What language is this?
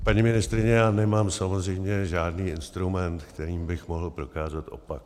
Czech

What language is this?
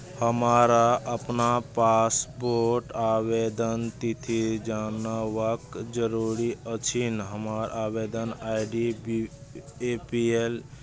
Maithili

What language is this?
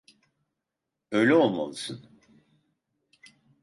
Turkish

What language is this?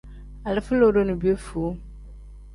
Tem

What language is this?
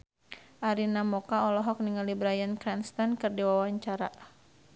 Sundanese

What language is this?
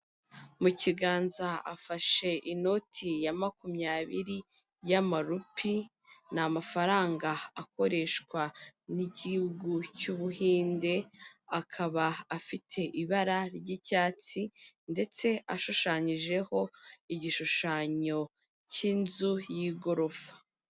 Kinyarwanda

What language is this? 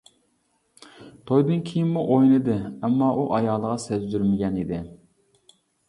Uyghur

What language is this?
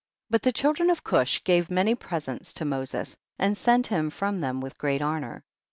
English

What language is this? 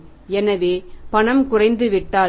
Tamil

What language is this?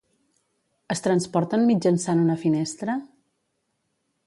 Catalan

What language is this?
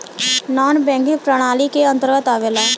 Bhojpuri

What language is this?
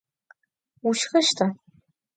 Adyghe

